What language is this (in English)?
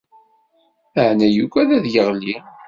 Kabyle